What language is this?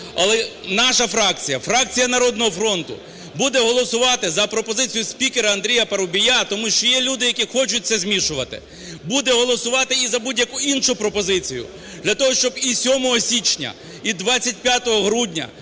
Ukrainian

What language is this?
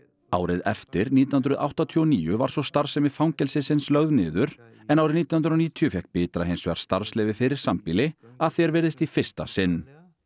Icelandic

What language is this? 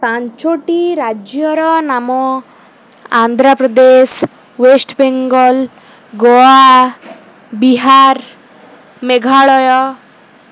Odia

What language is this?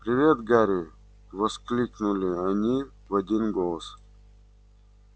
Russian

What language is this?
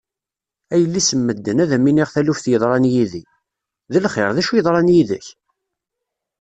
Kabyle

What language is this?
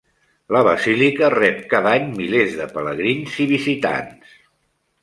Catalan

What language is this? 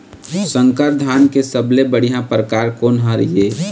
Chhattisgarhi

